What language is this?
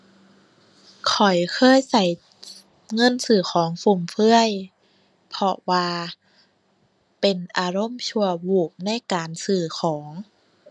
Thai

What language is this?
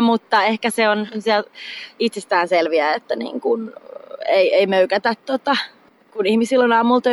Finnish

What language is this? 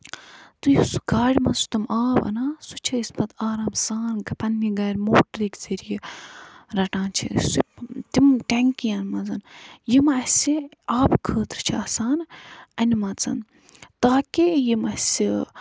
Kashmiri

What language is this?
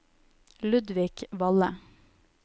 Norwegian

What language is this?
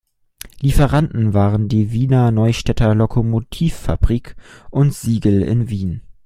German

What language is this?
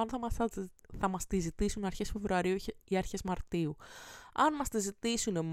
Greek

